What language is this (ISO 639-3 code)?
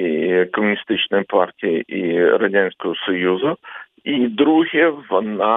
ukr